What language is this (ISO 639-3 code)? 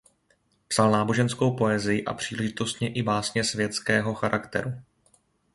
ces